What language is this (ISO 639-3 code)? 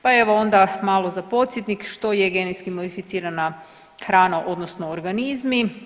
hrv